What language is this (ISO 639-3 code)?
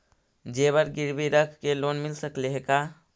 mag